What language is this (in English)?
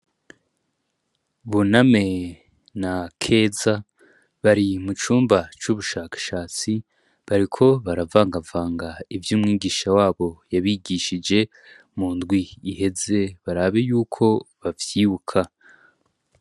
Rundi